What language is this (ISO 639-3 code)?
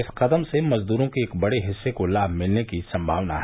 hin